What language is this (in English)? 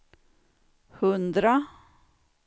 Swedish